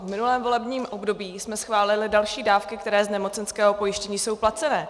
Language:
Czech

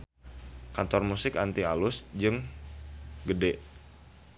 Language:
Sundanese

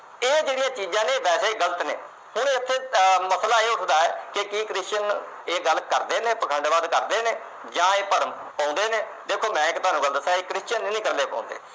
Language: Punjabi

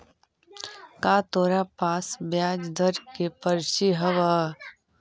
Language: Magahi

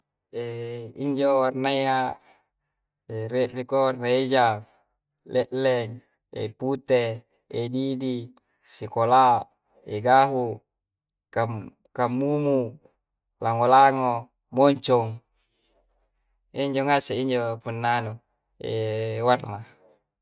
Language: Coastal Konjo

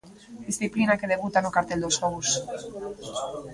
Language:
Galician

